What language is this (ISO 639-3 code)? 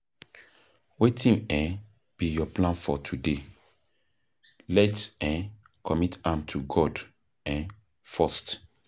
pcm